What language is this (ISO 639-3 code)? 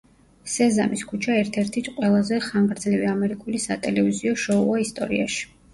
kat